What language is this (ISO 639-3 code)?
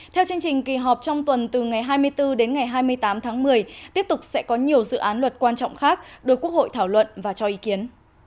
vie